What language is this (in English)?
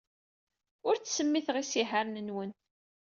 Kabyle